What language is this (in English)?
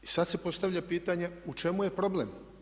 Croatian